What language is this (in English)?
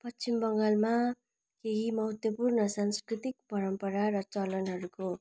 Nepali